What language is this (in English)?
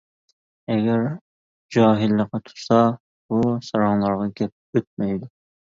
Uyghur